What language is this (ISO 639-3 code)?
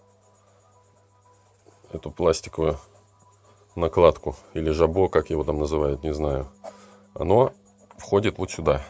rus